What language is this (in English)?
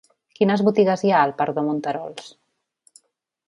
Catalan